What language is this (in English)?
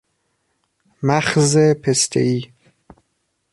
Persian